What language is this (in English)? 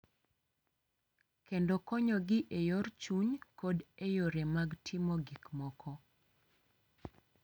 Luo (Kenya and Tanzania)